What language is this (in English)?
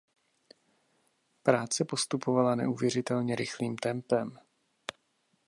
Czech